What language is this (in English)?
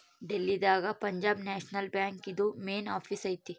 Kannada